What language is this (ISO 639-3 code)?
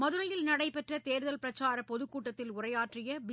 tam